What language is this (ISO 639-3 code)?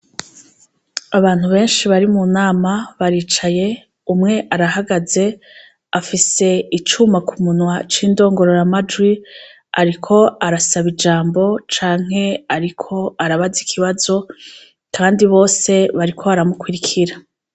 run